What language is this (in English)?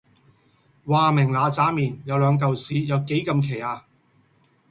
Cantonese